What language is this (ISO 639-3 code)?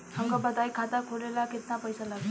bho